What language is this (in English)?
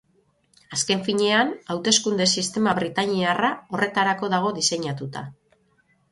Basque